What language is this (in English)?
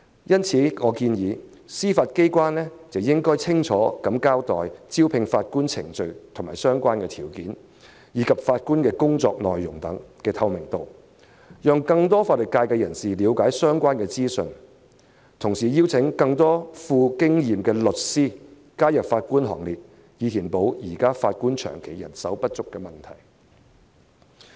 Cantonese